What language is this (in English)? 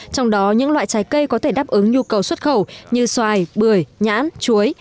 Vietnamese